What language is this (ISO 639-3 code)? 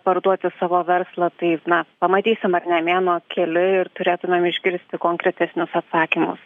lit